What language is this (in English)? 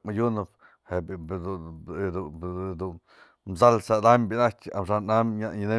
Mazatlán Mixe